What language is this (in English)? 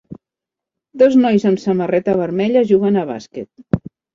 Catalan